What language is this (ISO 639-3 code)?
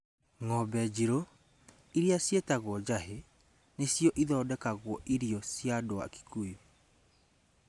kik